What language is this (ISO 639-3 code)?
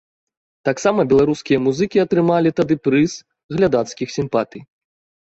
bel